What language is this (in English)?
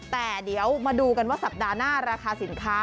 Thai